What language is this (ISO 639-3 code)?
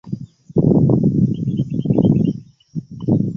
lug